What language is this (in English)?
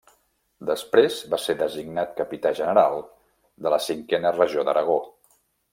Catalan